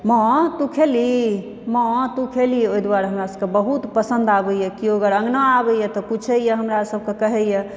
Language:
Maithili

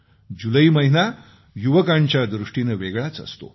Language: Marathi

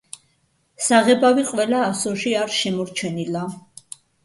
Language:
Georgian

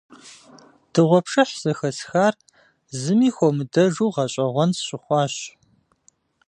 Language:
Kabardian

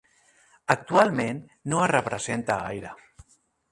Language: Catalan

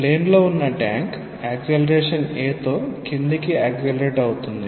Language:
Telugu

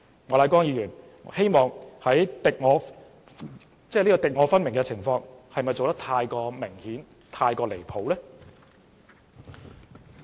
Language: Cantonese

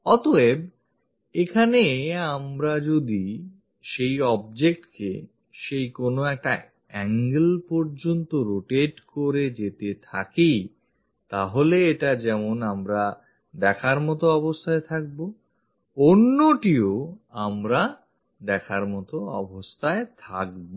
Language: Bangla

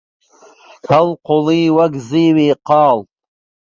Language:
Central Kurdish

